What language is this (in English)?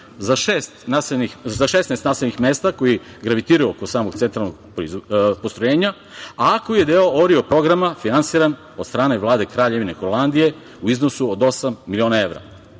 Serbian